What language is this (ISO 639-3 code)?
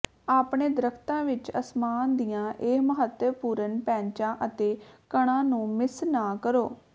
pan